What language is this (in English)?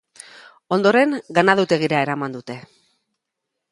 Basque